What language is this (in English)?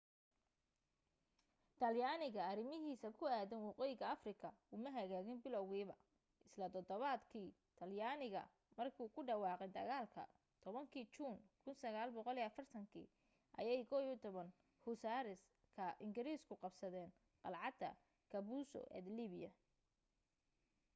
Somali